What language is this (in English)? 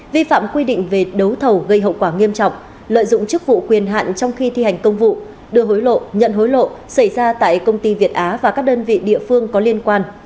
Vietnamese